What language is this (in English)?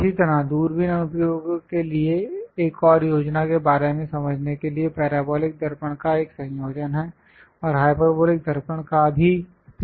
Hindi